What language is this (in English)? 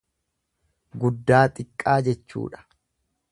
Oromo